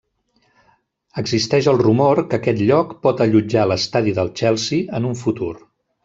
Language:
Catalan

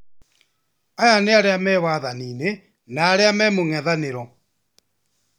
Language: Kikuyu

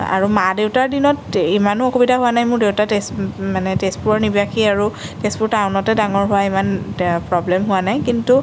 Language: Assamese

